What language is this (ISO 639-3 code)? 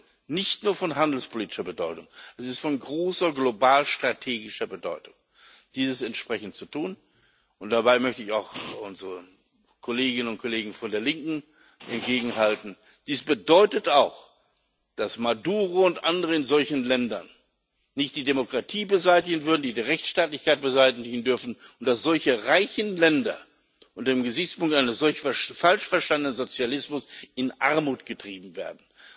deu